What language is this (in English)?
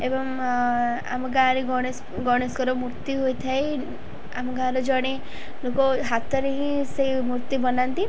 Odia